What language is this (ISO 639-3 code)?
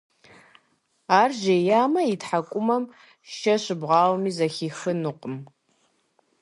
kbd